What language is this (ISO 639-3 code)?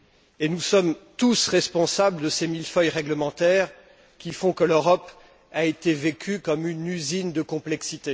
fra